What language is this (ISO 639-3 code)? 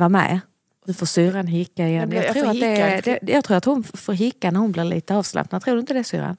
swe